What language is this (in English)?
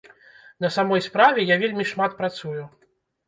Belarusian